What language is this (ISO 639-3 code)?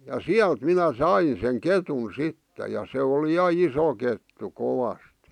fin